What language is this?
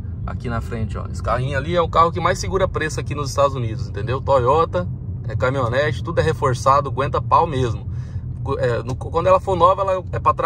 Portuguese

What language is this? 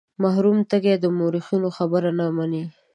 Pashto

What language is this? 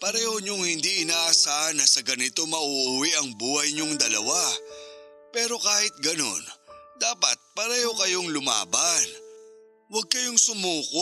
Filipino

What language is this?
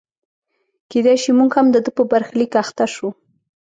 Pashto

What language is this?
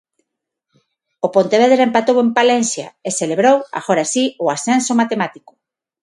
Galician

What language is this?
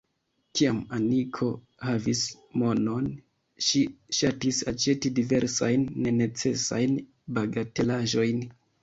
Esperanto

